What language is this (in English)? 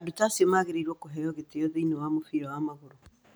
Kikuyu